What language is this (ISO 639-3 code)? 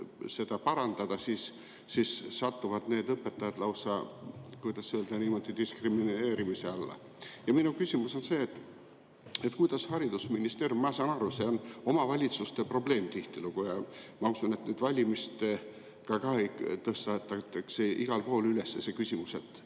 est